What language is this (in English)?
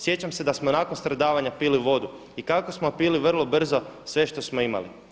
Croatian